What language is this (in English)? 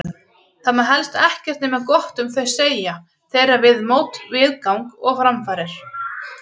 Icelandic